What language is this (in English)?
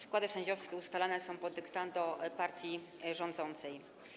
Polish